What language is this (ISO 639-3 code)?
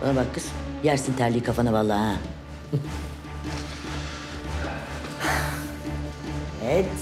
tur